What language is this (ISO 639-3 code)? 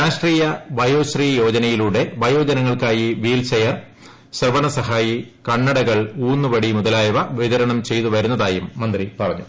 mal